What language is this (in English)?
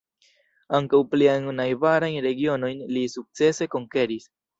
Esperanto